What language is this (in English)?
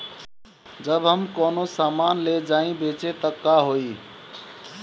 Bhojpuri